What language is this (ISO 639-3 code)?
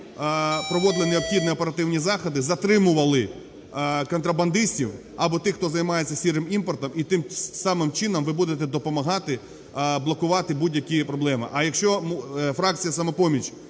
ukr